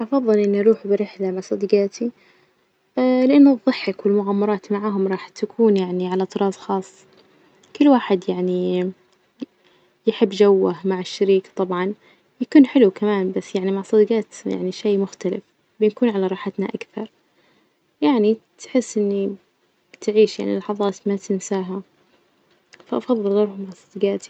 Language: Najdi Arabic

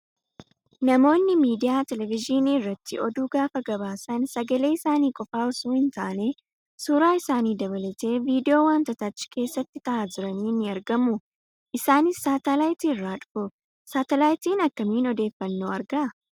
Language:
Oromo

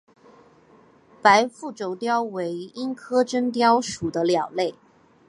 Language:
Chinese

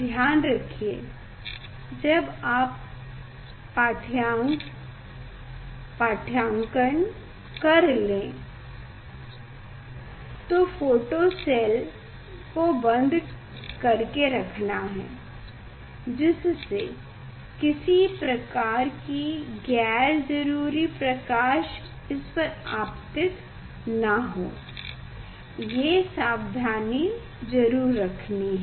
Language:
Hindi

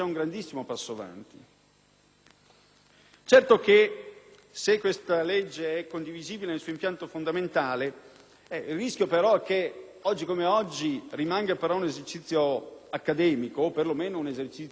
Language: Italian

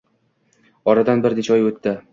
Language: Uzbek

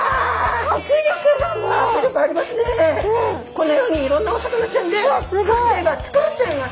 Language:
Japanese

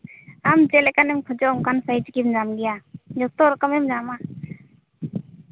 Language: Santali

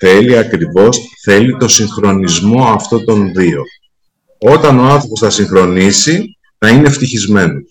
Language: Greek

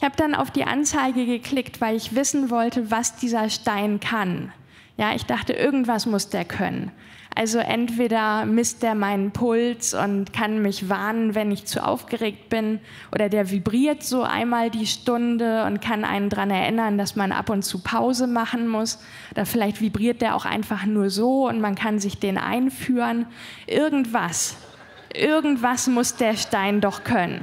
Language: German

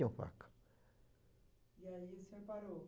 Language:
Portuguese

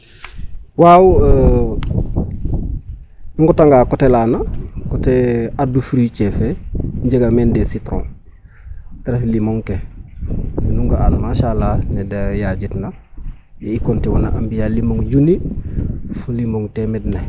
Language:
Serer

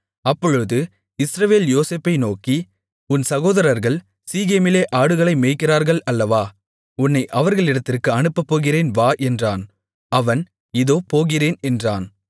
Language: Tamil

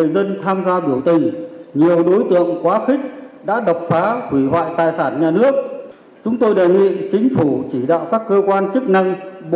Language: Vietnamese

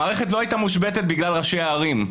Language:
Hebrew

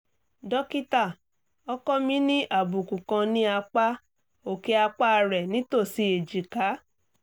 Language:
Yoruba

